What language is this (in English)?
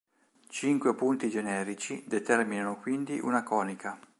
Italian